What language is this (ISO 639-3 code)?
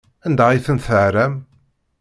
kab